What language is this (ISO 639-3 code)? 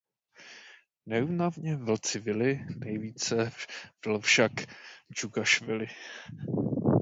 ces